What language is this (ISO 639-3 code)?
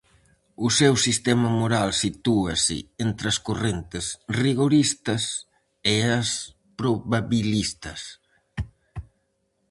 glg